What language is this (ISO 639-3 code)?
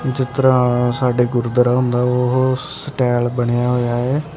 pan